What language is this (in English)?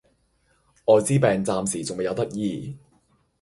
Cantonese